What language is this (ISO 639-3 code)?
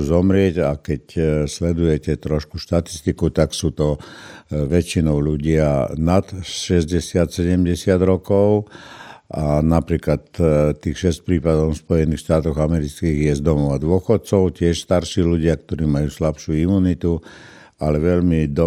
slk